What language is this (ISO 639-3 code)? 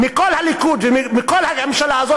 heb